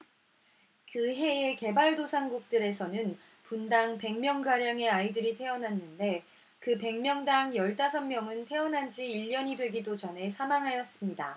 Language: Korean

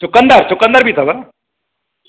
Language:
Sindhi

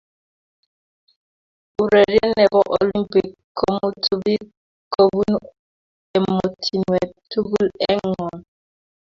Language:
Kalenjin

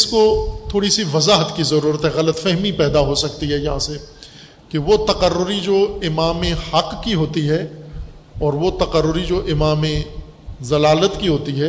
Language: Urdu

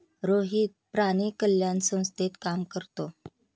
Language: Marathi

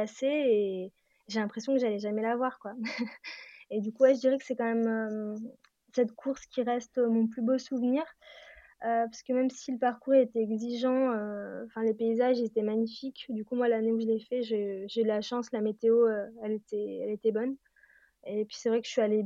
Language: French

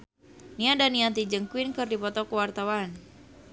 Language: Sundanese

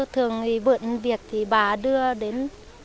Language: Vietnamese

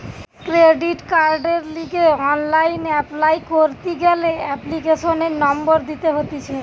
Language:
Bangla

